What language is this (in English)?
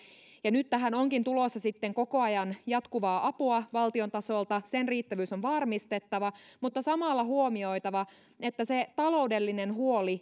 Finnish